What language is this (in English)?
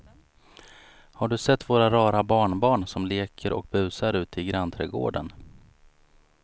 Swedish